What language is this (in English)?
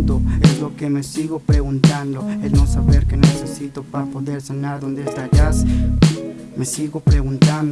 Spanish